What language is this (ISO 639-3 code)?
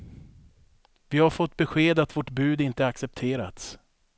swe